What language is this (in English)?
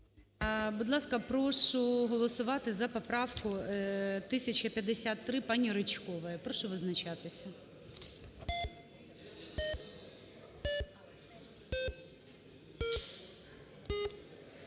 Ukrainian